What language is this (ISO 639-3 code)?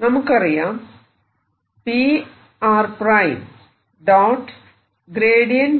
mal